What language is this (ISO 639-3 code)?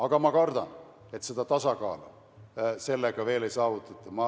est